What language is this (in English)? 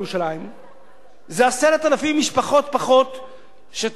Hebrew